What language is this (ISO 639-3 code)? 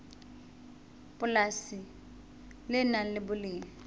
sot